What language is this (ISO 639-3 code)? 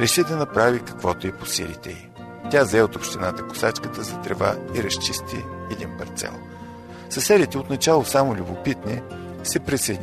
bul